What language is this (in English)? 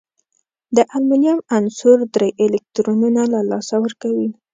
Pashto